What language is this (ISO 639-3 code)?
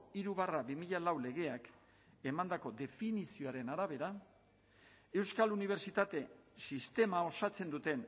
eus